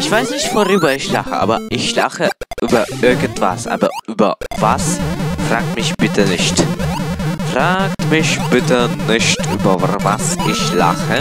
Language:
German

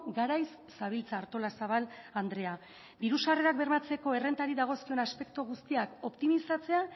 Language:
Basque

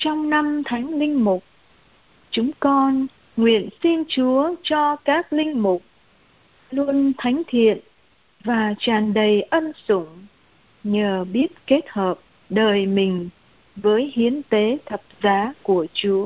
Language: Vietnamese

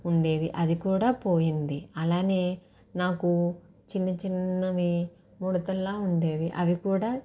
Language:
Telugu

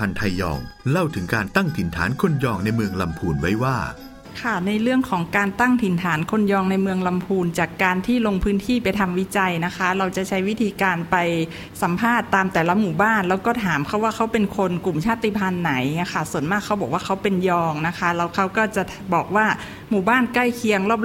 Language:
Thai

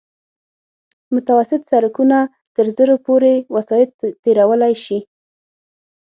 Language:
Pashto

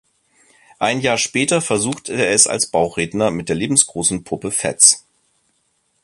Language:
German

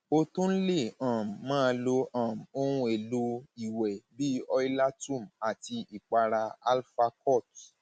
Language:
Yoruba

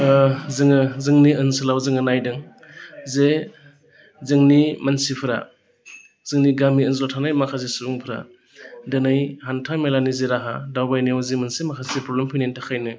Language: Bodo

